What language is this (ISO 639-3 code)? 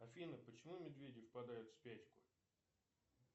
rus